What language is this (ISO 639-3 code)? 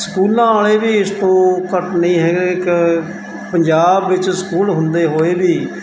pan